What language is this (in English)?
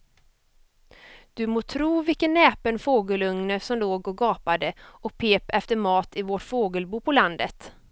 Swedish